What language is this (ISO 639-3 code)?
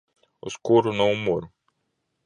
lav